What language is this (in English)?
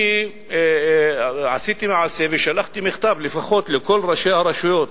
Hebrew